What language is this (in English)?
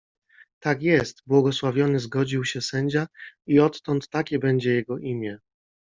Polish